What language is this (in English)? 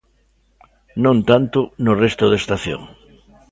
Galician